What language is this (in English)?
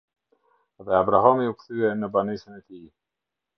Albanian